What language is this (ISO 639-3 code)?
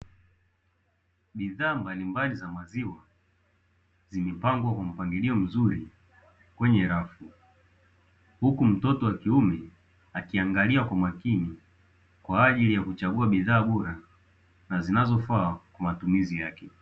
swa